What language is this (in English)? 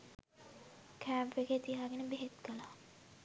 Sinhala